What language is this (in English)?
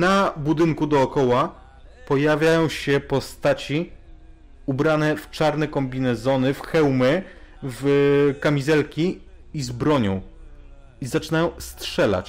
Polish